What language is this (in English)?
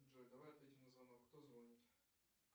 Russian